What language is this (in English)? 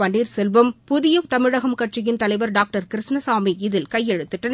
Tamil